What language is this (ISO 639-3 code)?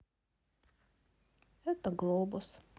rus